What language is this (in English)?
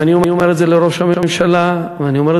Hebrew